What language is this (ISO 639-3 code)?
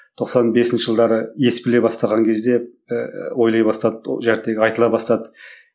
kaz